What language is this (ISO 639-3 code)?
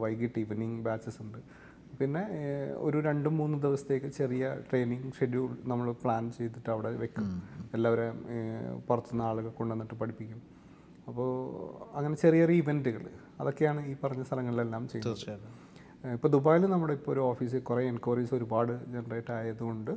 mal